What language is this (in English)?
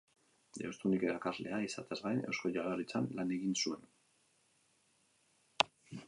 Basque